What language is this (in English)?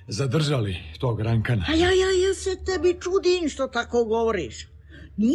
Croatian